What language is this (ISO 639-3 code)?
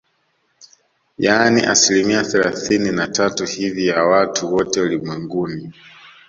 swa